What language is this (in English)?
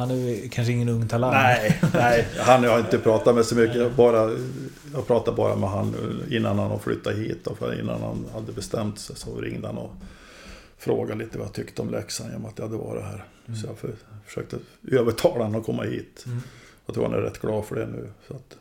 Swedish